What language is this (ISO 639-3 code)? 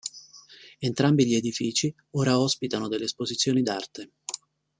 ita